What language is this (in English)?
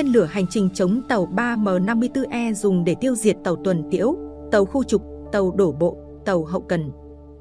Vietnamese